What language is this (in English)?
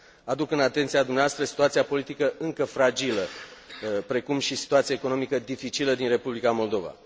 Romanian